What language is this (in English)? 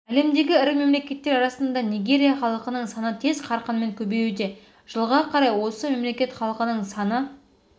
Kazakh